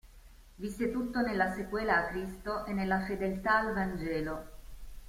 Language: Italian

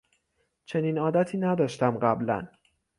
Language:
Persian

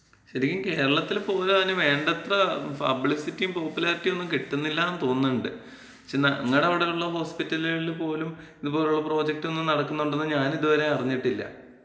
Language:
Malayalam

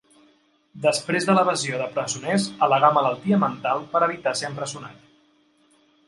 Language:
Catalan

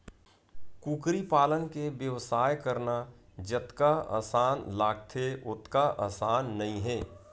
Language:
Chhattisgarhi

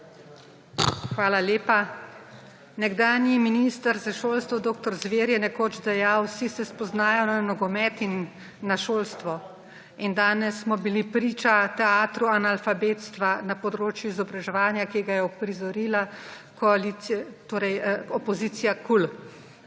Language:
Slovenian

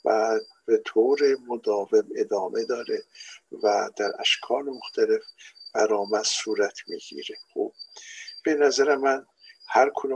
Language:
Persian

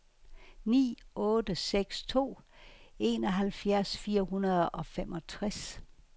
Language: Danish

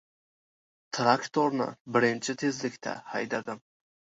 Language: Uzbek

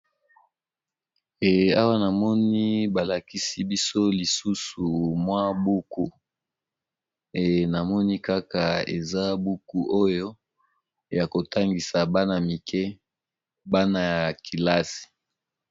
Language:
Lingala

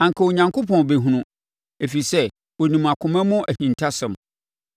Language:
Akan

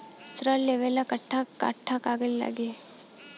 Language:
Bhojpuri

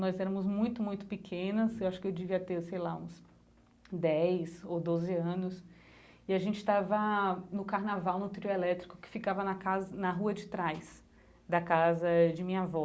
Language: Portuguese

